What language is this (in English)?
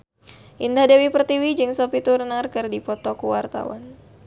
Sundanese